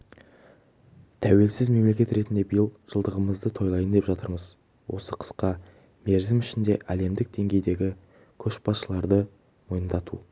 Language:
Kazakh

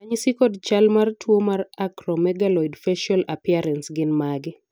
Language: Luo (Kenya and Tanzania)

